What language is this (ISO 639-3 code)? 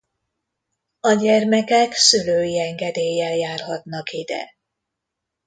hun